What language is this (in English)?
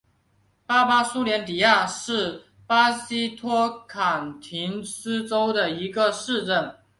Chinese